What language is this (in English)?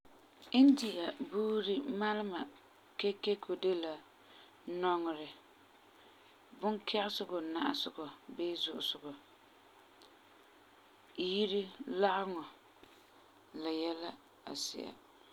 Frafra